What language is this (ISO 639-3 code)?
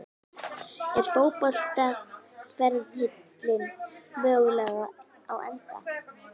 isl